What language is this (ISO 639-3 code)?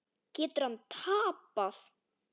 isl